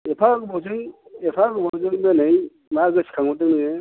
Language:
Bodo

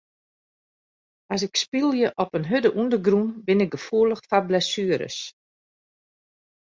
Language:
Western Frisian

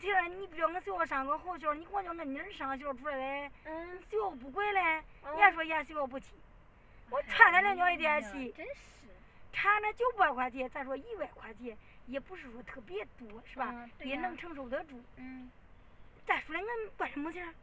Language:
Chinese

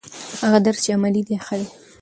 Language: Pashto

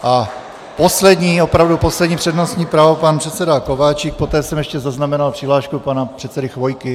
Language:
Czech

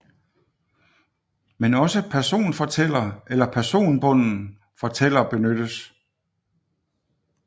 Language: Danish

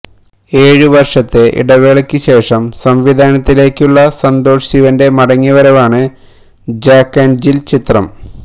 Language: Malayalam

